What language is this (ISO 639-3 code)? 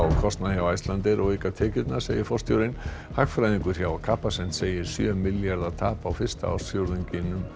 isl